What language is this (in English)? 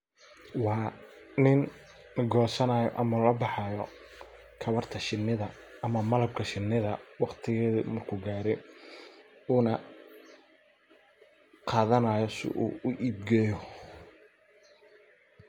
Somali